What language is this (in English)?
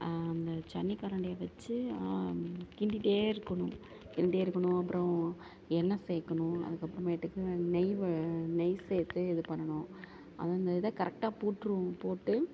Tamil